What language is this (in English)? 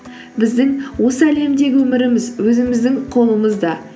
Kazakh